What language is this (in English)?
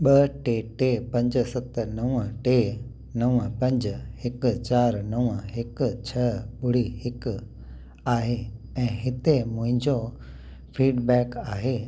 Sindhi